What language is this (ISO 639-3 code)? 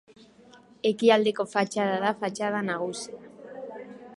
eus